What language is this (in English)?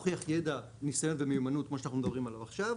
Hebrew